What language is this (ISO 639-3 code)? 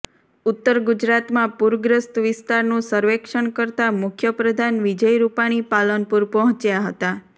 guj